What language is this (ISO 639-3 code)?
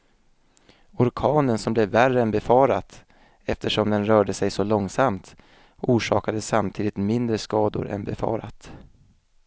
swe